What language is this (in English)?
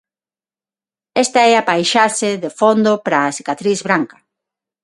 Galician